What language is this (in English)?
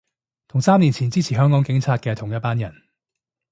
Cantonese